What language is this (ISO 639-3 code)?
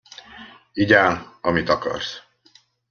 hun